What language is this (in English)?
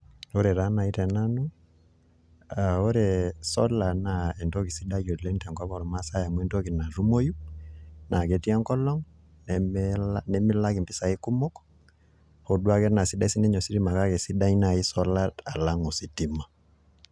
Masai